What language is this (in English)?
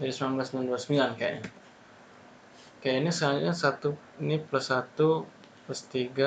Indonesian